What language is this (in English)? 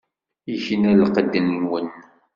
Kabyle